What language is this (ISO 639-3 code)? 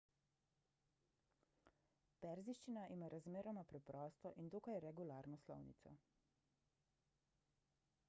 slv